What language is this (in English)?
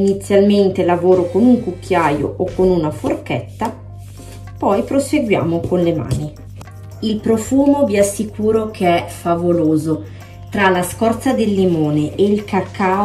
Italian